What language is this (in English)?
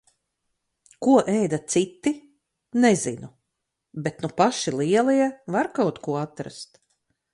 Latvian